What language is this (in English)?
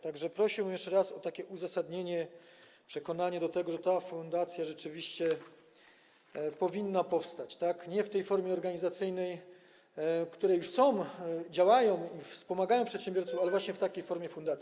Polish